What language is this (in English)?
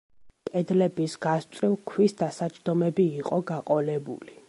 Georgian